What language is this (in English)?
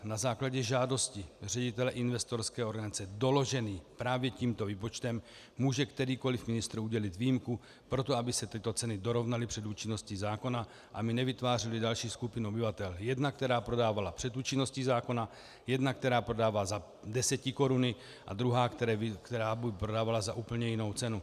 Czech